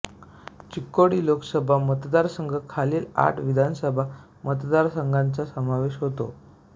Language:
Marathi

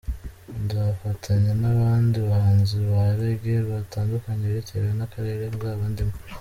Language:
Kinyarwanda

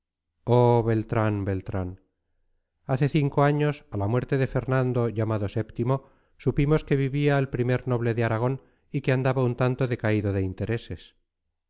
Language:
Spanish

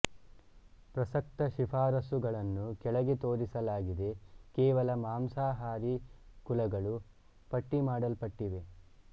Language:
Kannada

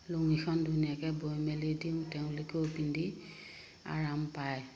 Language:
Assamese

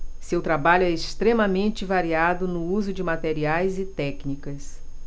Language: Portuguese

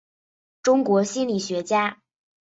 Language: Chinese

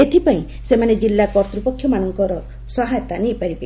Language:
Odia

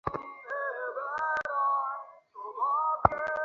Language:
Bangla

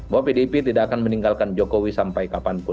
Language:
Indonesian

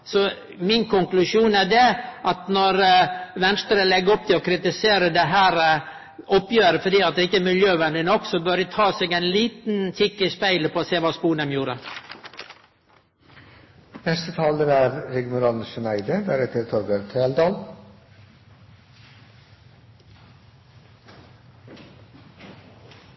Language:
Norwegian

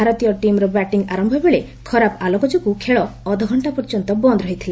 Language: Odia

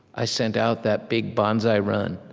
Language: English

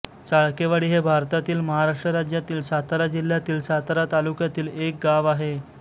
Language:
Marathi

